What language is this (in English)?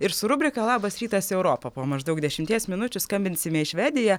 Lithuanian